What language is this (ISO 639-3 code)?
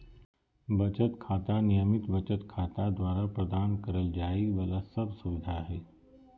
mag